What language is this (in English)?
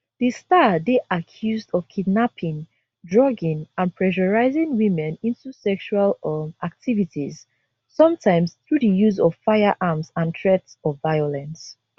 Nigerian Pidgin